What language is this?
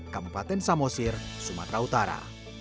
Indonesian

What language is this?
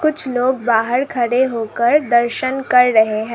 Hindi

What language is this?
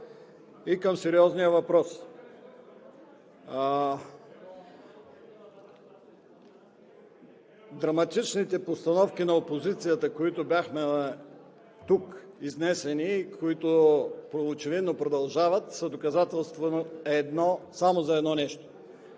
Bulgarian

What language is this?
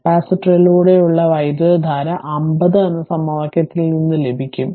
Malayalam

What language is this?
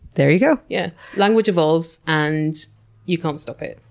English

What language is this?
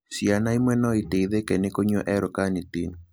Kikuyu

